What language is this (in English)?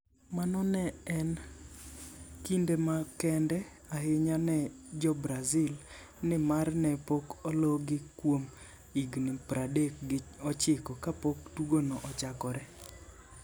Luo (Kenya and Tanzania)